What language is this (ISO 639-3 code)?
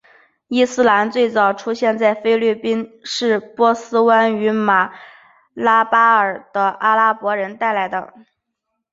zho